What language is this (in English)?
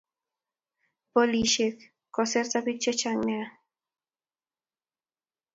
Kalenjin